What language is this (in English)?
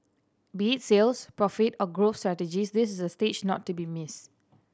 English